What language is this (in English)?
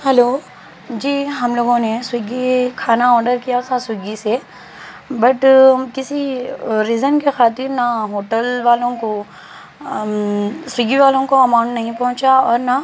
Urdu